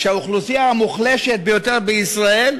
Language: Hebrew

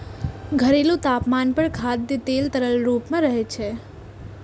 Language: Maithili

